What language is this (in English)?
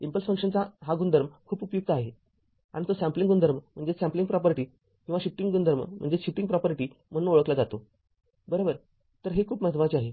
Marathi